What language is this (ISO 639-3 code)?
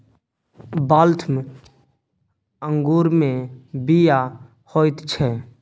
mai